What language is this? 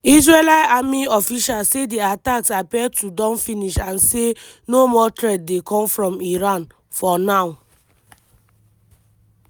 Nigerian Pidgin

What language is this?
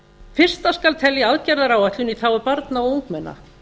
Icelandic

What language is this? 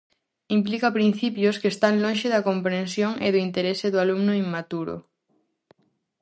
Galician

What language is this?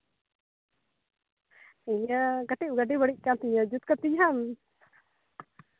Santali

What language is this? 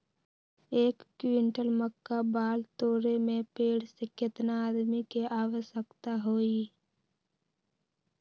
Magahi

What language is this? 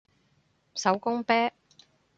Cantonese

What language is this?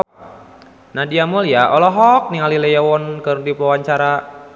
Sundanese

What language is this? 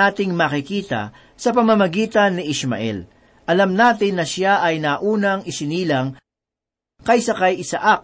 Filipino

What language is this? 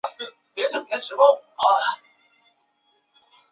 Chinese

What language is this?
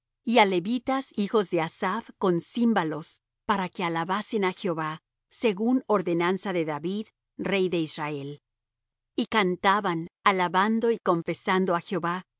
Spanish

